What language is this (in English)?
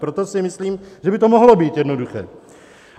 Czech